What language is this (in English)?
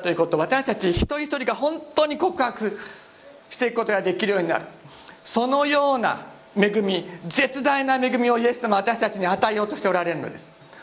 Japanese